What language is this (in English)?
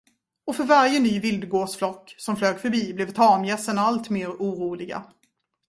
Swedish